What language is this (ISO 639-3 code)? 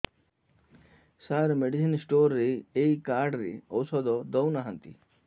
ori